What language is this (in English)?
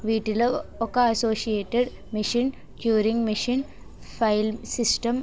Telugu